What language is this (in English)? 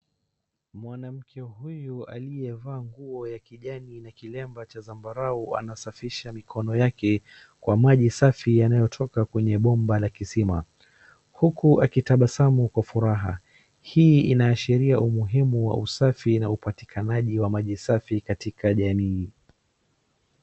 Swahili